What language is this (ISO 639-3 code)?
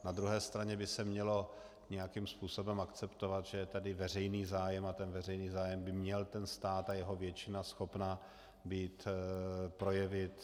ces